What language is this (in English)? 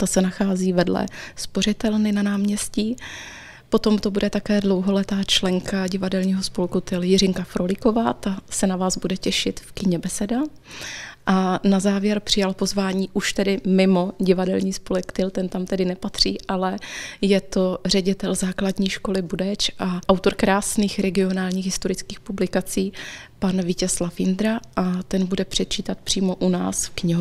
Czech